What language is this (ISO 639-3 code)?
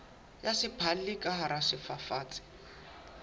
sot